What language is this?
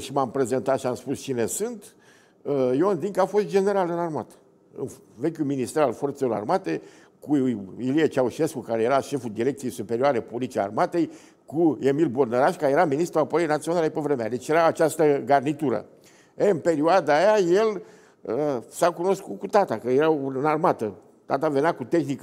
Romanian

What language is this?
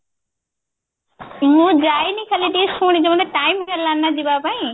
Odia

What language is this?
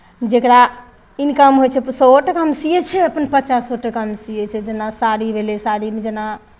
Maithili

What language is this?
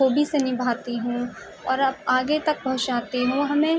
Urdu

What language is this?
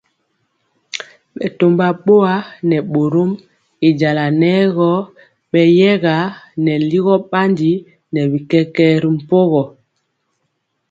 Mpiemo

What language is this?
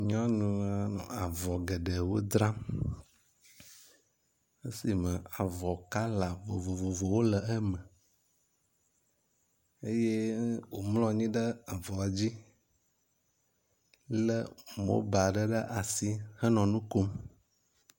Ewe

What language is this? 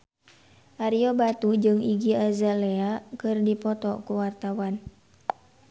Sundanese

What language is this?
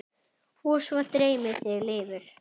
Icelandic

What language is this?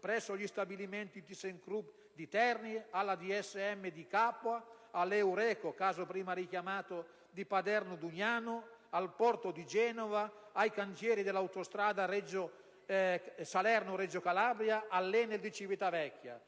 Italian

